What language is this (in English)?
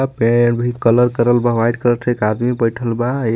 Bhojpuri